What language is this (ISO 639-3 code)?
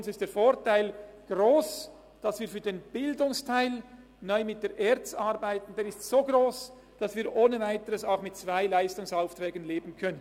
gsw